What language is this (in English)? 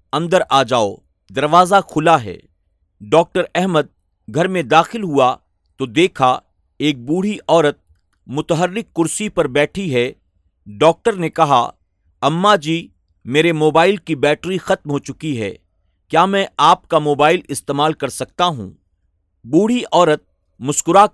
Urdu